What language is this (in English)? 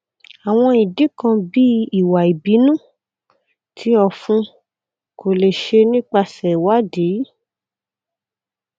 Yoruba